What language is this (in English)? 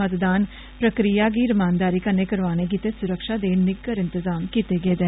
Dogri